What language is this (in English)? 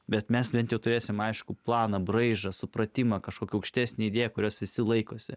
Lithuanian